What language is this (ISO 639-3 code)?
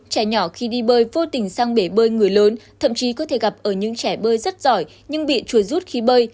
vie